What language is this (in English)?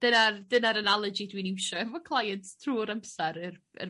Welsh